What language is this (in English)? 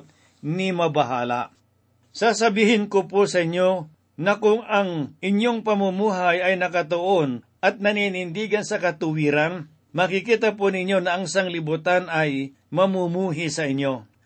Filipino